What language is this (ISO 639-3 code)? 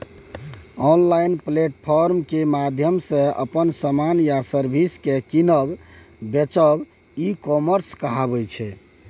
mai